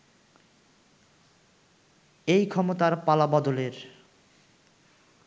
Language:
Bangla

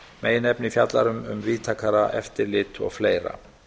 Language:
Icelandic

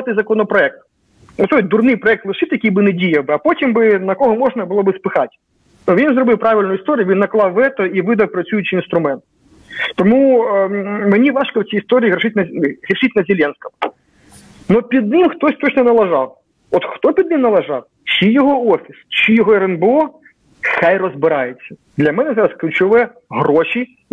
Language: Ukrainian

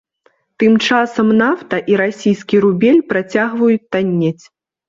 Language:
Belarusian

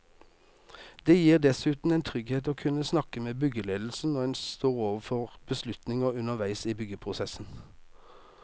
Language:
Norwegian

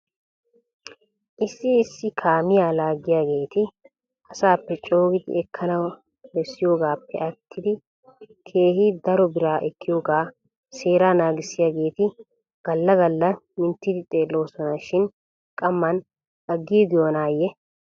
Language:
Wolaytta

